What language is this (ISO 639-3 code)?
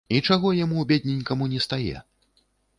bel